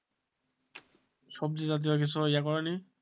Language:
Bangla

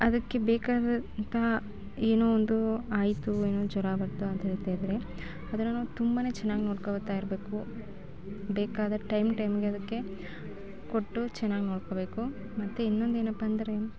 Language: Kannada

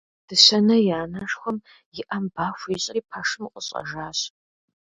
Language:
Kabardian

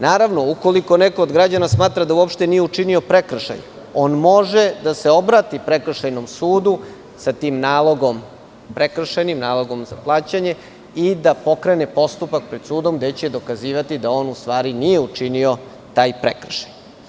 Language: Serbian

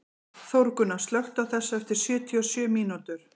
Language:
Icelandic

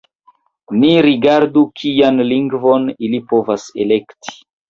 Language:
Esperanto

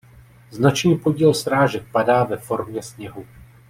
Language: Czech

